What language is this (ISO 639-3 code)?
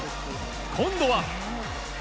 jpn